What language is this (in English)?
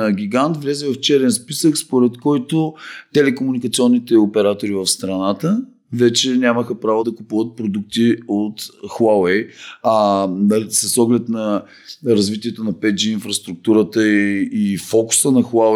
Bulgarian